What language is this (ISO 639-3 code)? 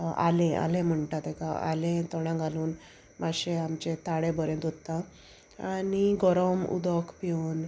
kok